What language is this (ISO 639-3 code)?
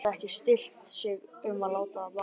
isl